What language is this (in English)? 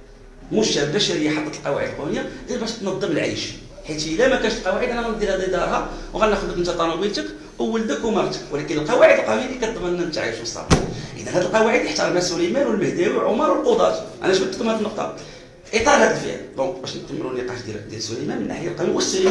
Arabic